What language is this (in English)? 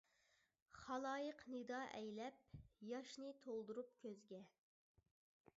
Uyghur